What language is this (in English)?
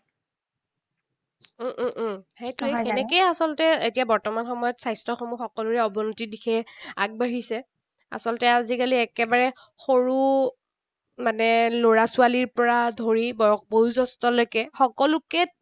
Assamese